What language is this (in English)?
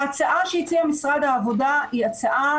Hebrew